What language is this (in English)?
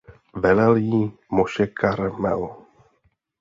Czech